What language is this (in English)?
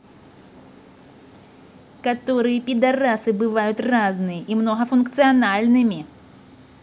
Russian